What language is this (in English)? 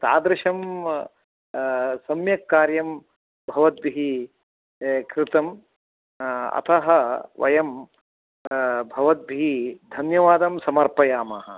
Sanskrit